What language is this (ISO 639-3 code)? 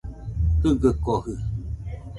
hux